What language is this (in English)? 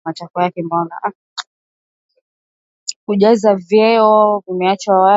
Swahili